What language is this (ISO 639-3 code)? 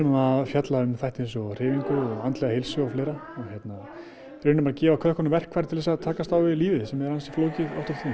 isl